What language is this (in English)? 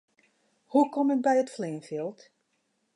Western Frisian